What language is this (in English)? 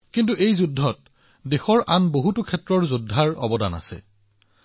Assamese